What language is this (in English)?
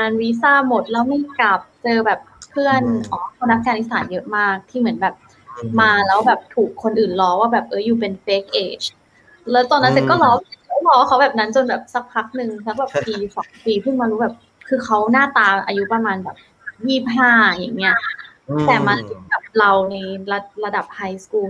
Thai